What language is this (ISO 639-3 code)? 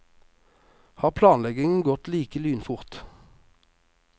nor